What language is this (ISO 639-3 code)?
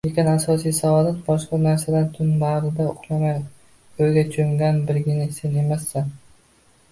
uzb